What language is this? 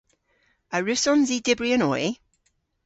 Cornish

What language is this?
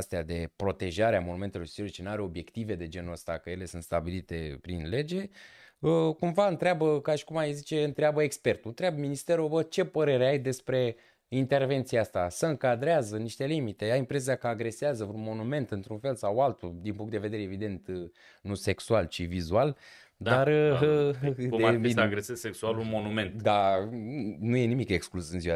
Romanian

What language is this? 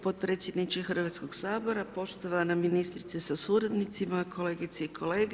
Croatian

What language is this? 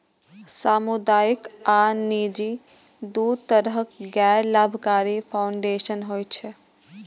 Maithili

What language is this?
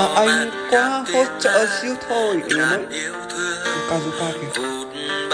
Vietnamese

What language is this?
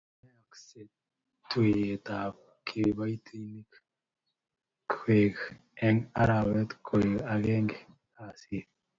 Kalenjin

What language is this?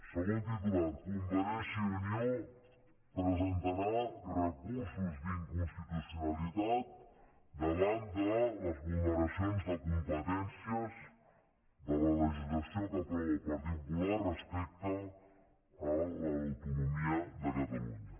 Catalan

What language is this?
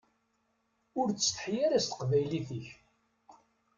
Kabyle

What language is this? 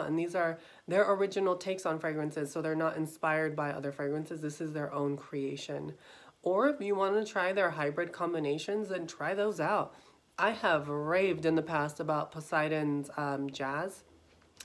English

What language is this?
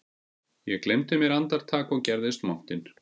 Icelandic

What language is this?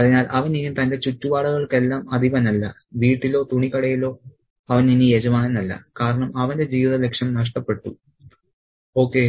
Malayalam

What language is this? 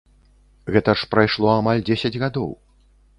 Belarusian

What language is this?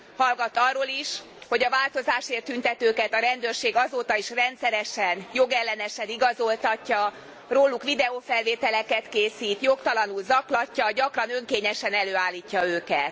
Hungarian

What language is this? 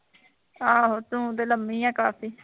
Punjabi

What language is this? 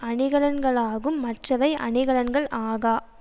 Tamil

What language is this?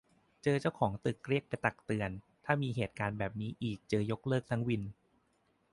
Thai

